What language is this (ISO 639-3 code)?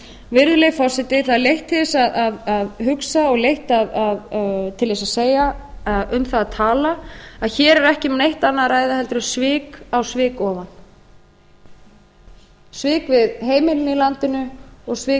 isl